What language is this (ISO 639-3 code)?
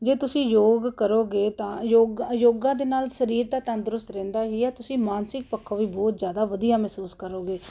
pan